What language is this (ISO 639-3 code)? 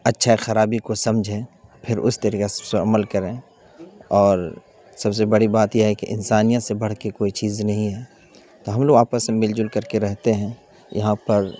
urd